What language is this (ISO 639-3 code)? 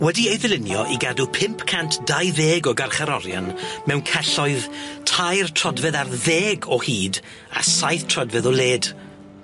cym